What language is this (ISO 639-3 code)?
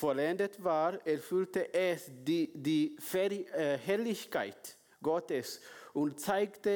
deu